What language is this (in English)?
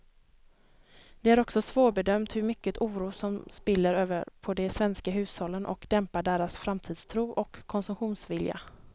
Swedish